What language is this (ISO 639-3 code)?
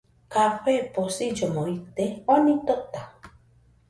hux